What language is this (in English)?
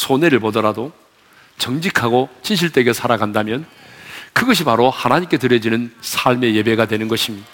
Korean